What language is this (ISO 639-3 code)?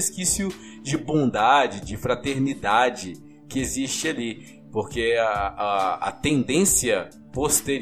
por